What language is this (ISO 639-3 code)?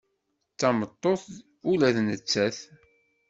kab